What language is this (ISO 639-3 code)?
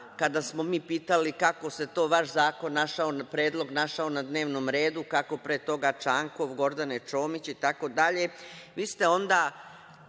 srp